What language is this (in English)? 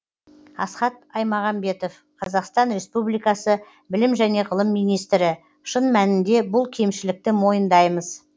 Kazakh